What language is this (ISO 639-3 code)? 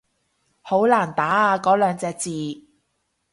yue